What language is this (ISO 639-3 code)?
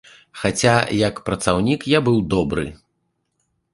bel